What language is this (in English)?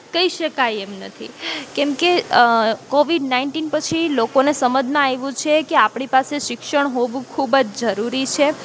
Gujarati